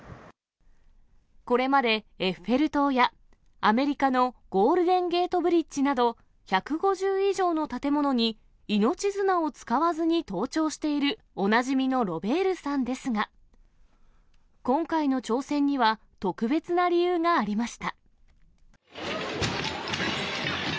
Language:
Japanese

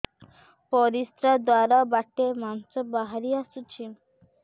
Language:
Odia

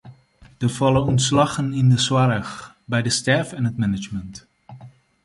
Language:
Western Frisian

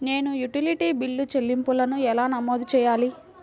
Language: Telugu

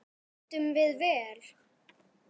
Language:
Icelandic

